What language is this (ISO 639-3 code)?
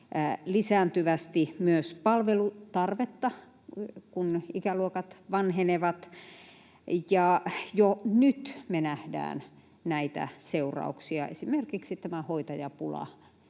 fin